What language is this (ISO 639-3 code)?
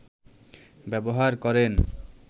ben